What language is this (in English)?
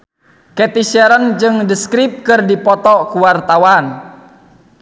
Sundanese